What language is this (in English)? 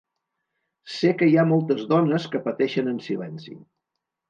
Catalan